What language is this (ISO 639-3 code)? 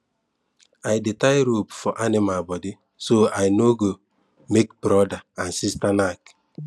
pcm